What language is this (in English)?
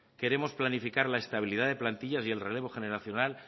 Spanish